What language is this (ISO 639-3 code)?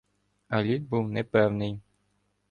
ukr